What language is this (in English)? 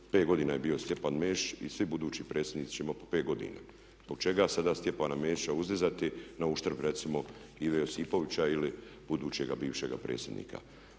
Croatian